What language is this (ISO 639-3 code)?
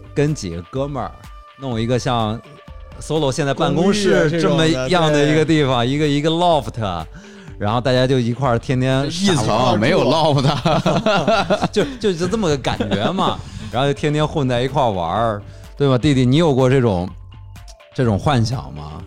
zho